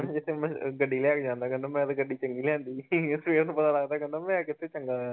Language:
Punjabi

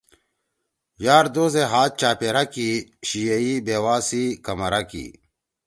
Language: Torwali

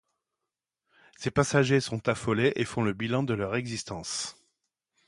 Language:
French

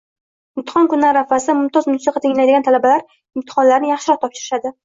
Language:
Uzbek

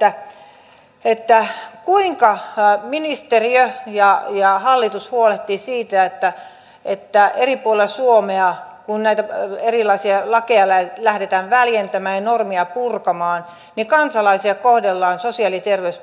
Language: Finnish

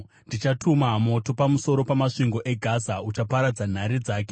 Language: Shona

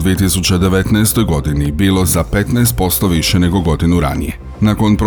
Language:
Croatian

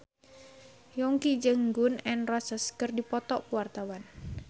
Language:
Sundanese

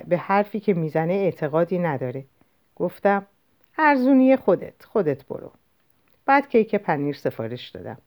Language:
Persian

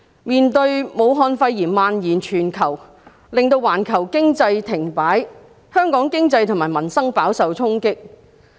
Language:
Cantonese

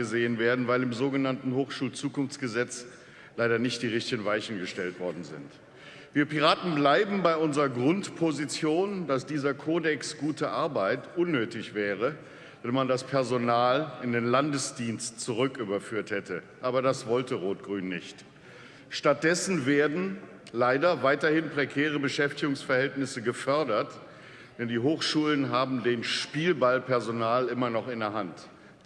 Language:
German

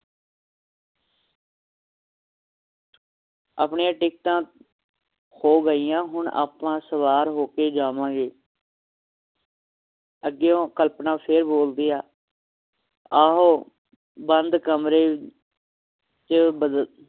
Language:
Punjabi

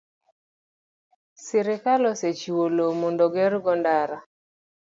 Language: Luo (Kenya and Tanzania)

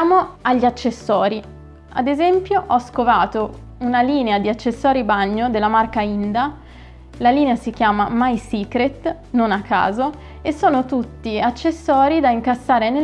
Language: Italian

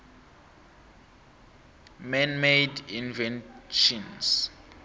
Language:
South Ndebele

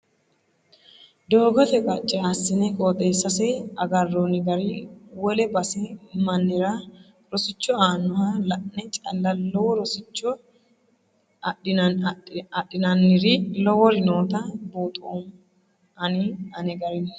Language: Sidamo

